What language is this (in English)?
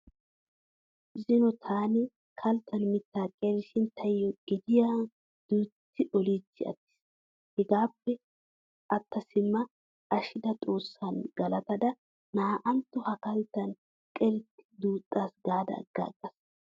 Wolaytta